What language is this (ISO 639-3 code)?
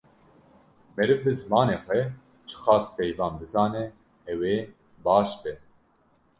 kur